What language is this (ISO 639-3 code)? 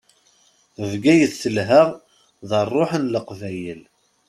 kab